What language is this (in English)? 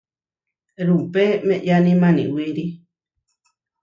Huarijio